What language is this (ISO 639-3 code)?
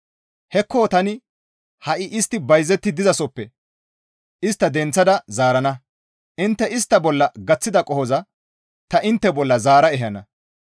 gmv